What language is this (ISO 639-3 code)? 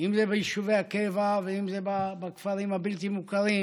heb